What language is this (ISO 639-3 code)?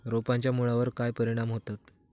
mar